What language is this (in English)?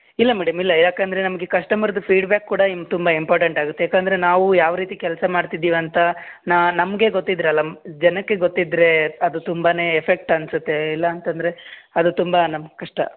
Kannada